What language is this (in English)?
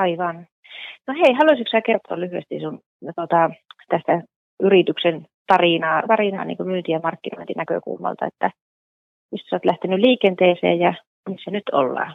Finnish